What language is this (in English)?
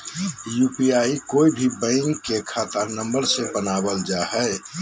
Magahi